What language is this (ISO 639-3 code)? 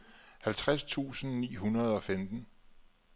dan